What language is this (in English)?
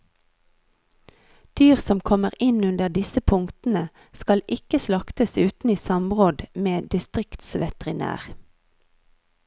Norwegian